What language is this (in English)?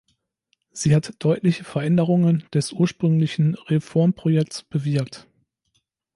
German